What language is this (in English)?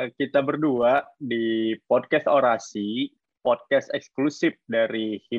Indonesian